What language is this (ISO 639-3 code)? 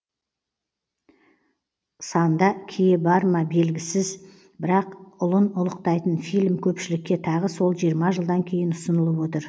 kaz